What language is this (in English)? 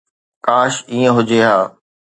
Sindhi